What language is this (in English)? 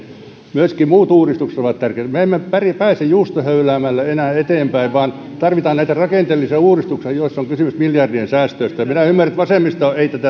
Finnish